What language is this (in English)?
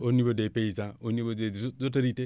Wolof